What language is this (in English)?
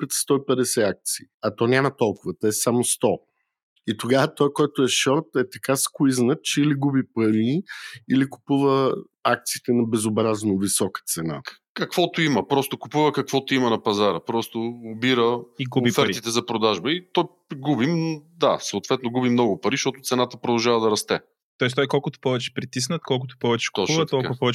Bulgarian